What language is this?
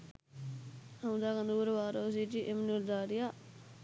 Sinhala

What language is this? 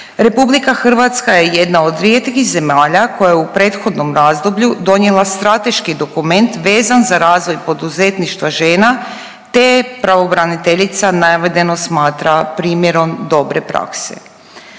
Croatian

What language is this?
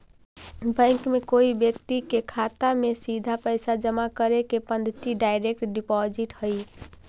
Magahi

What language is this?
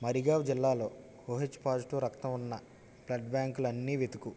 Telugu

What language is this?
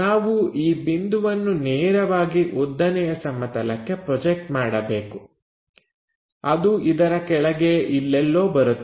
Kannada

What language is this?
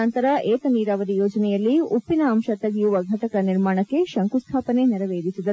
Kannada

